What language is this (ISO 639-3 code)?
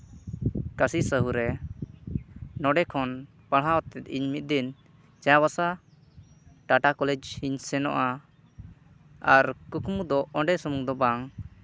sat